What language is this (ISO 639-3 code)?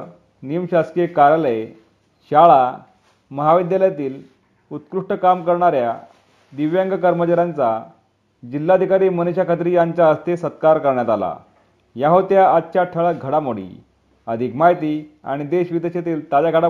mar